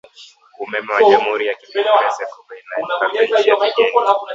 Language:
Swahili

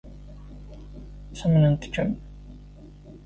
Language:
Kabyle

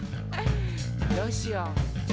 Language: Japanese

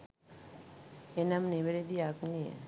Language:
Sinhala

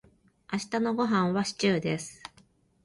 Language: Japanese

